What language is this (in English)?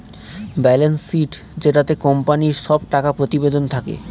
Bangla